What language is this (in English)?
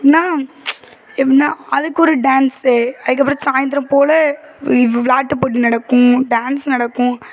Tamil